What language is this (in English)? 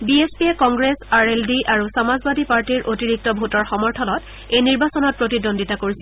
Assamese